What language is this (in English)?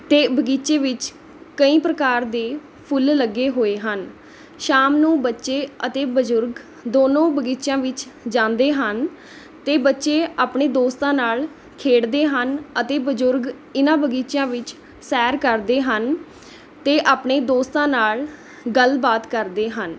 Punjabi